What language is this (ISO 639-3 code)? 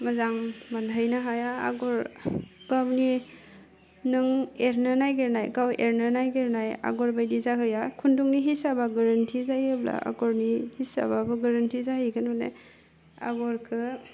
brx